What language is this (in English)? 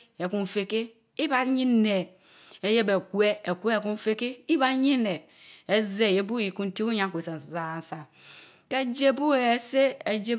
Mbe